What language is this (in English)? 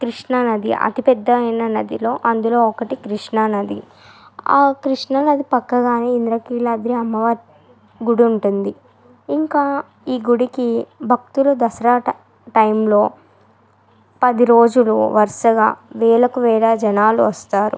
Telugu